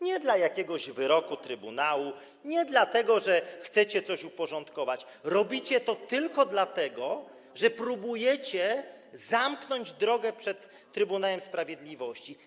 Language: Polish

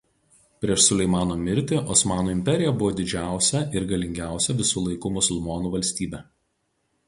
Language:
Lithuanian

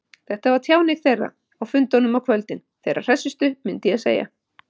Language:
Icelandic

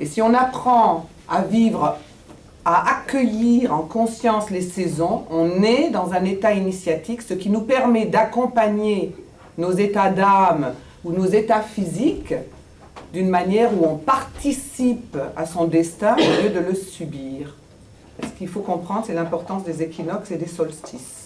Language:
French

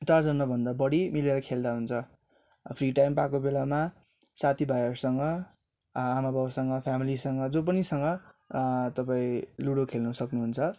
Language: Nepali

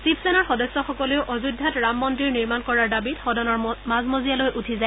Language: Assamese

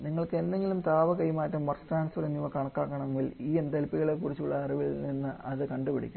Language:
Malayalam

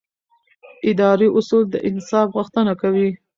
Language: Pashto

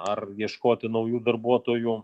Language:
Lithuanian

